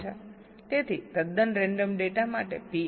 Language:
Gujarati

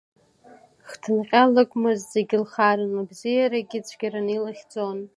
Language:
Abkhazian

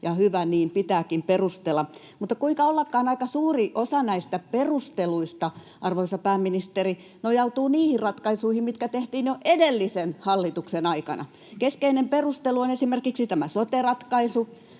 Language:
Finnish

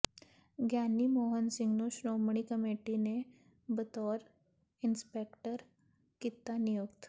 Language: Punjabi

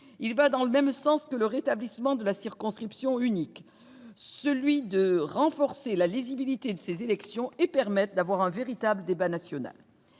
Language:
French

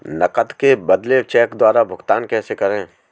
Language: Hindi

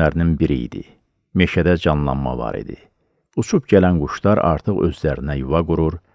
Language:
Turkish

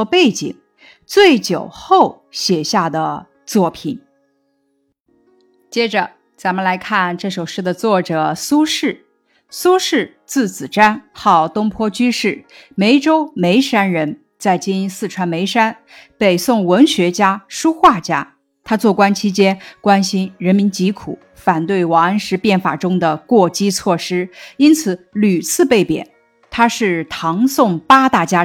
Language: Chinese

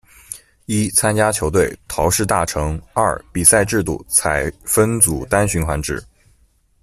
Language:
Chinese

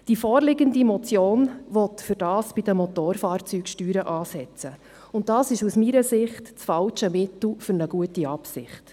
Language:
Swiss German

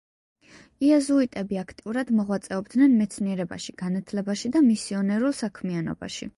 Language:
Georgian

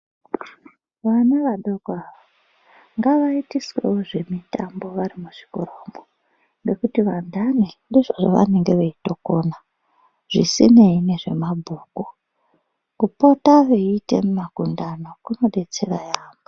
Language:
Ndau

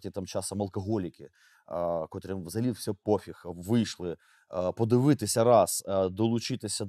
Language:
Ukrainian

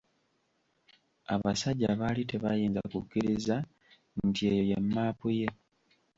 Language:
Ganda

